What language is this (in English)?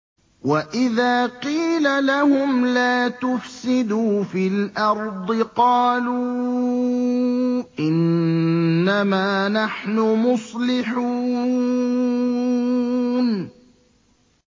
Arabic